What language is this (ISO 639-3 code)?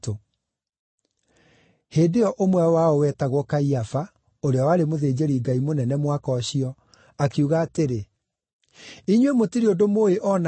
kik